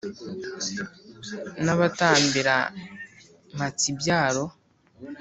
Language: Kinyarwanda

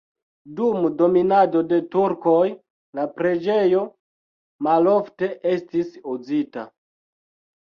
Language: Esperanto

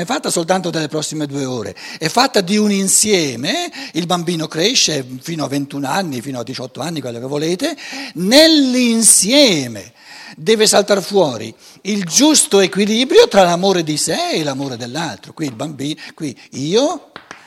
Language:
Italian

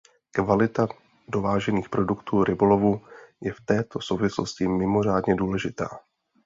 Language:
Czech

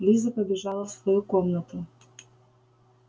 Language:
Russian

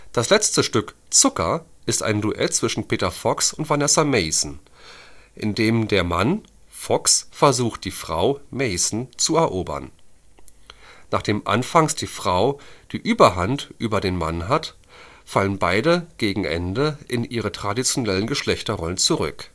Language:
German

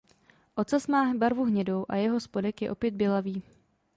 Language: Czech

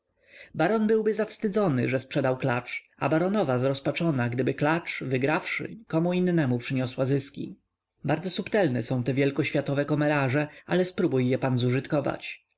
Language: Polish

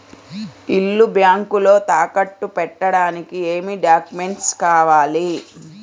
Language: Telugu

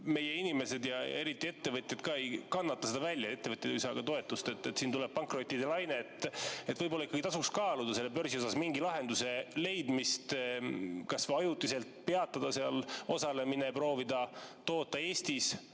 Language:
Estonian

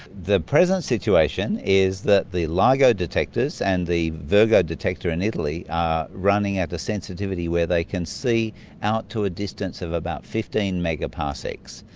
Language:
English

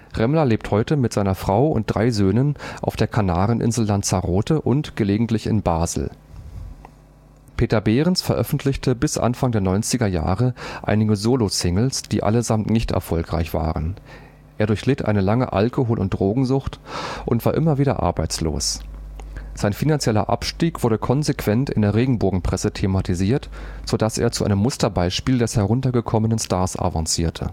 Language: German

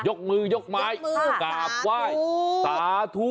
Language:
Thai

